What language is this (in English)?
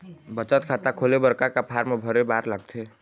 Chhattisgarhi